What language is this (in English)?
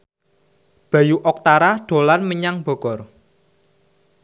Javanese